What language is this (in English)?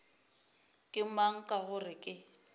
Northern Sotho